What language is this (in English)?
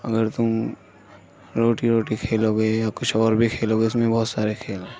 Urdu